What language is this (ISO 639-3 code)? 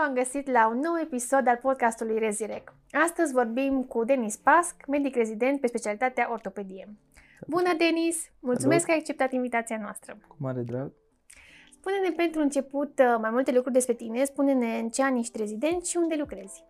ron